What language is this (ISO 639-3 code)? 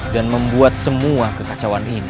ind